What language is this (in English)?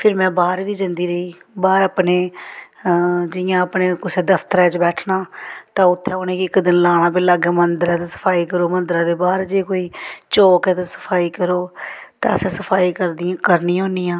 Dogri